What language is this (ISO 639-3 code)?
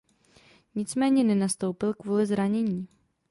ces